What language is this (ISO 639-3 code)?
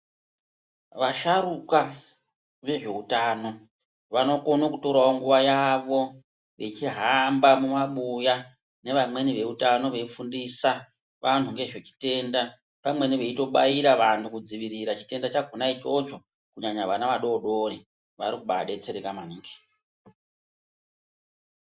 ndc